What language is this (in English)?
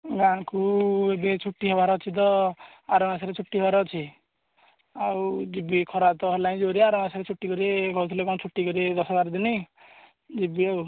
Odia